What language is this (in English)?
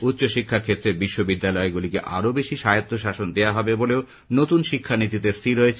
Bangla